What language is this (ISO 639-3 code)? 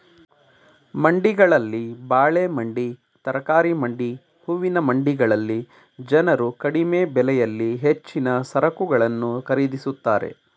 kan